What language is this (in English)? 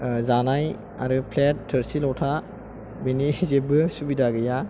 Bodo